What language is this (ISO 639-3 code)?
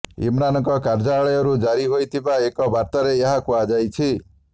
ori